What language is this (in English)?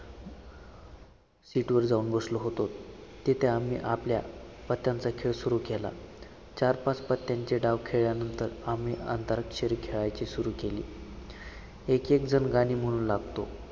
Marathi